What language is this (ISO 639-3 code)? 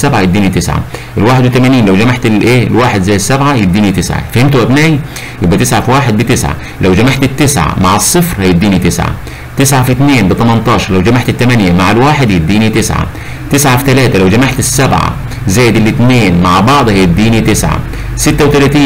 ara